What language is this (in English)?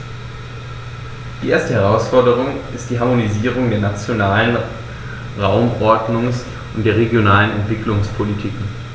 German